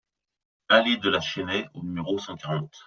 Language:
French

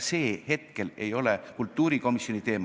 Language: Estonian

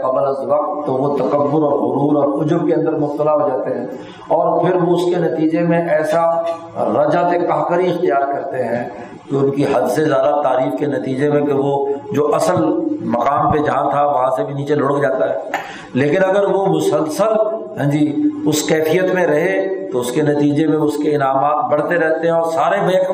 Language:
Urdu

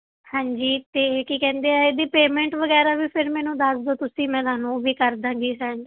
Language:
Punjabi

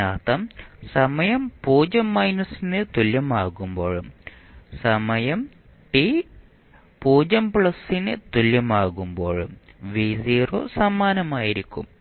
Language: Malayalam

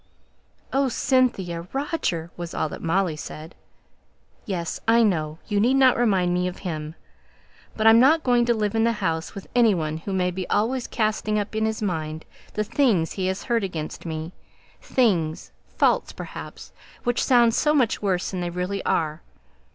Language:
English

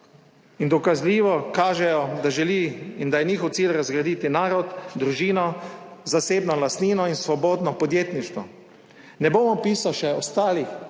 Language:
Slovenian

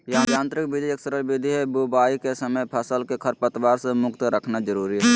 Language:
Magahi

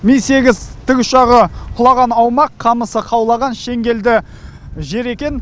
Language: Kazakh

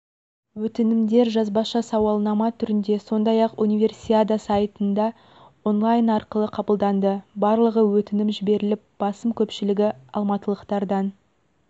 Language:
Kazakh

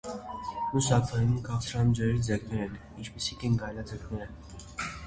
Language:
Armenian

